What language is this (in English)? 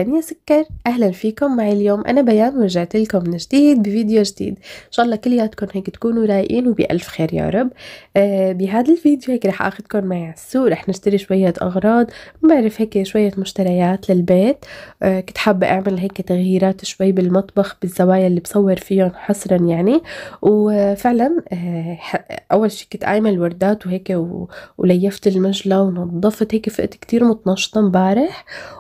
Arabic